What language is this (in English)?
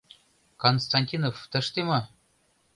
Mari